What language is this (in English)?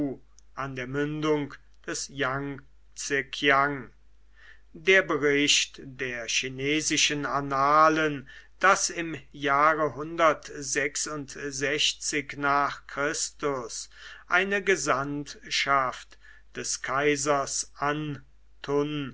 German